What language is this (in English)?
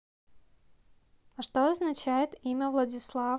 Russian